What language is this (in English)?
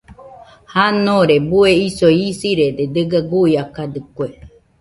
Nüpode Huitoto